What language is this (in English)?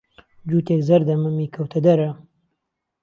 Central Kurdish